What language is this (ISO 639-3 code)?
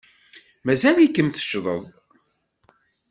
kab